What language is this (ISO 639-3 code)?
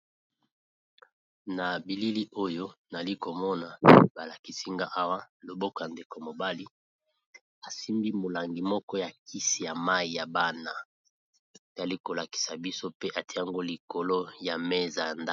lin